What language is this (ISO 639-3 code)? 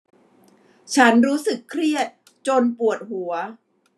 tha